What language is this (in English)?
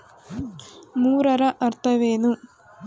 Kannada